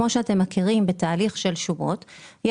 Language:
Hebrew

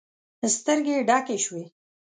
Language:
Pashto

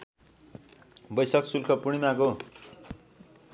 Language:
Nepali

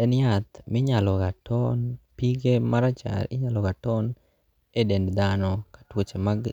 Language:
Luo (Kenya and Tanzania)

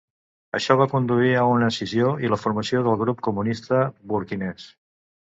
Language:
Catalan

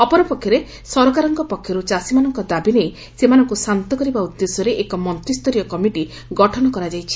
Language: Odia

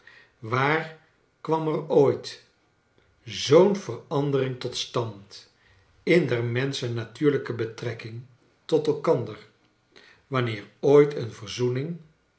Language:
Dutch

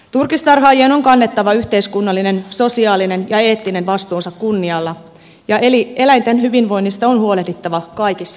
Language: Finnish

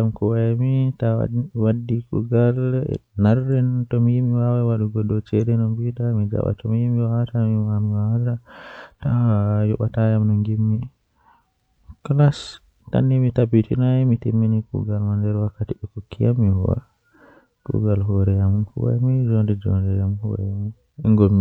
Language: Western Niger Fulfulde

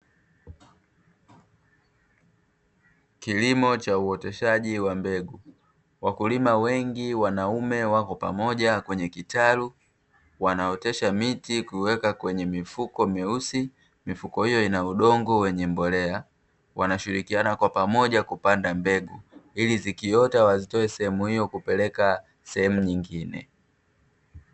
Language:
Swahili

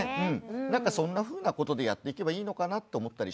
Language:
Japanese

